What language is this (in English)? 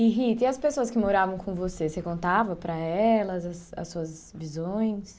Portuguese